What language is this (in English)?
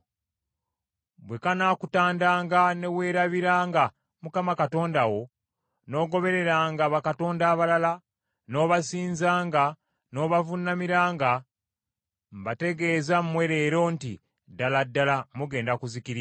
Ganda